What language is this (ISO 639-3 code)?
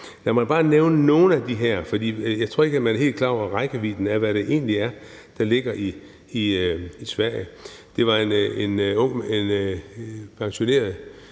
dan